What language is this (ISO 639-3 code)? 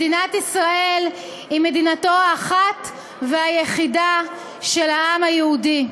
heb